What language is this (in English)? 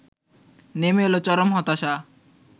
Bangla